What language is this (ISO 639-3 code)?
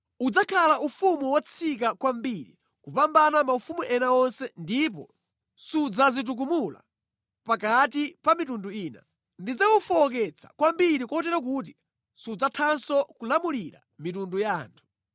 nya